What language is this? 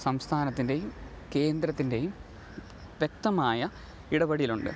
Malayalam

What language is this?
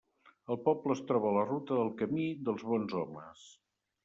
Catalan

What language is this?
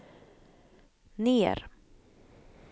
Swedish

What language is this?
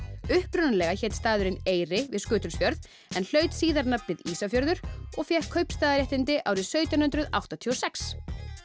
Icelandic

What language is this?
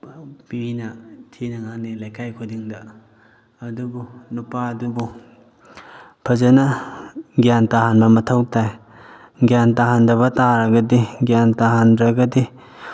Manipuri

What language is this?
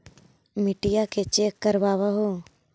Magahi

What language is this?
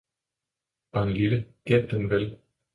Danish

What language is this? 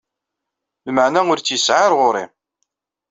Kabyle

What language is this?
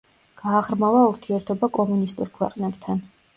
Georgian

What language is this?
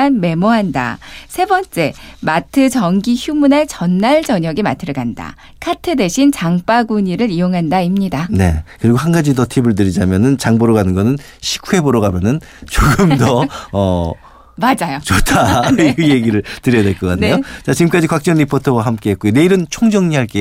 Korean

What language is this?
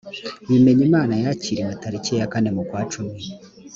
Kinyarwanda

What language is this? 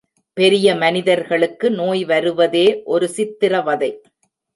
Tamil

